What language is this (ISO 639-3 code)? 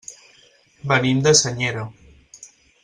cat